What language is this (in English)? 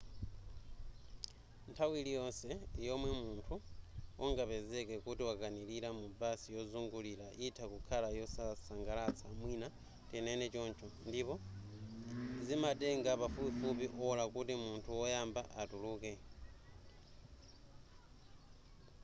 Nyanja